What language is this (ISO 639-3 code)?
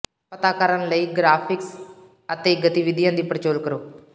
pan